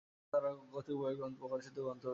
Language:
Bangla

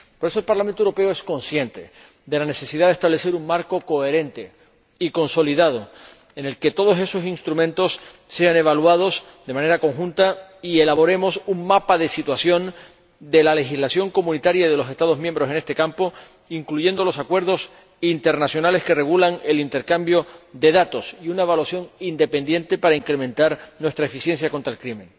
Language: Spanish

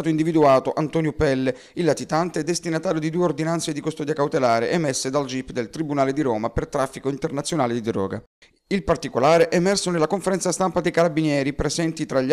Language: Italian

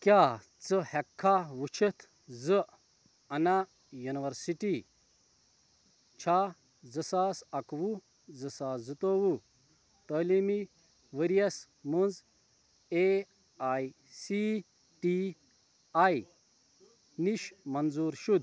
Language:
Kashmiri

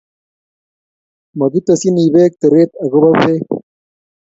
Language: Kalenjin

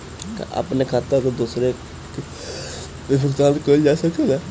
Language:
Bhojpuri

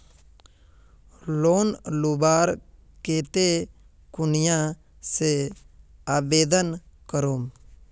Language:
Magahi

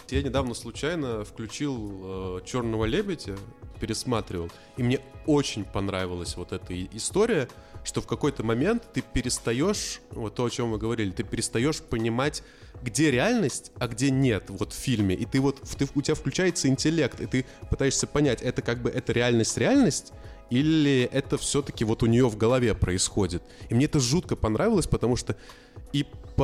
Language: Russian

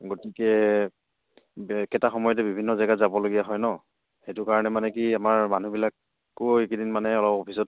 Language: Assamese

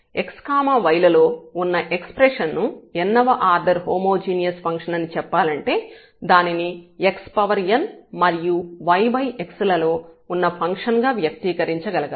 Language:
Telugu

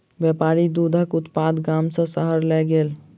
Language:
Maithili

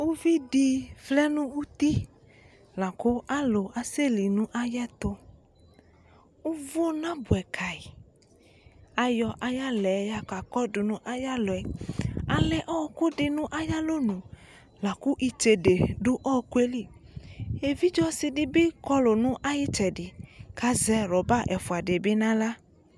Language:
Ikposo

